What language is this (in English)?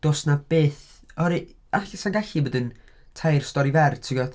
Welsh